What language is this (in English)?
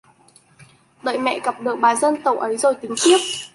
Vietnamese